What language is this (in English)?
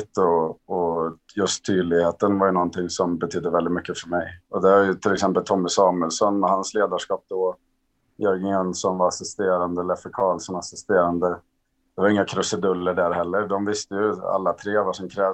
Swedish